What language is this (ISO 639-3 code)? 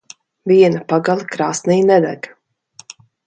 lav